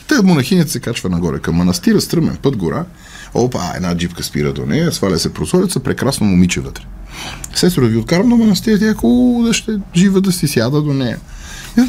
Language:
Bulgarian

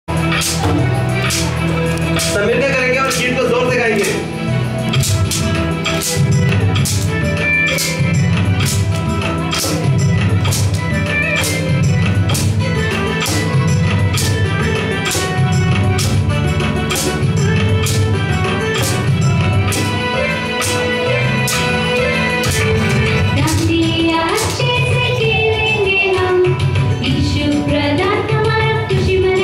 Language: Indonesian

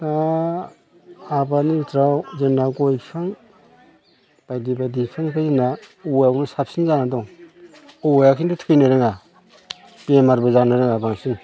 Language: Bodo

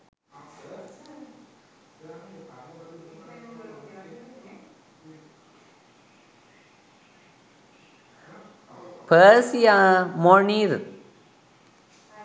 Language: Sinhala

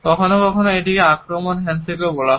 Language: Bangla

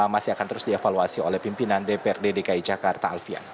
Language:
Indonesian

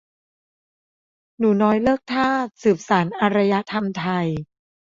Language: Thai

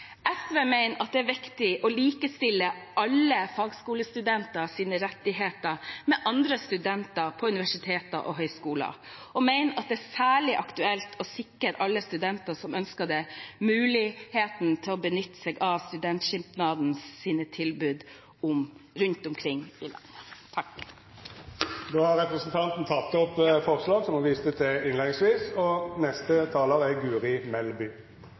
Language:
Norwegian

